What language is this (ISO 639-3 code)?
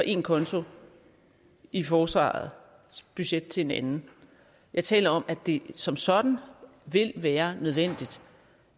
dan